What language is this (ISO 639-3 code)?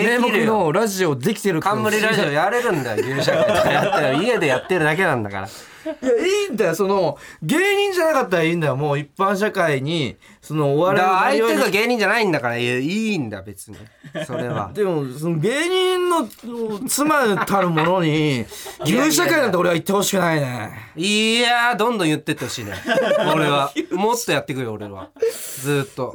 jpn